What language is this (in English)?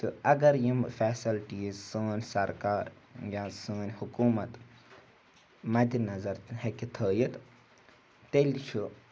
Kashmiri